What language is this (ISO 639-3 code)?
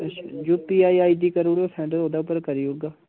doi